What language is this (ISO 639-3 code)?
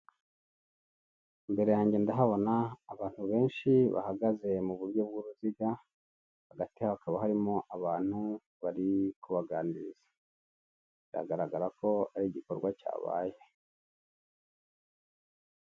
kin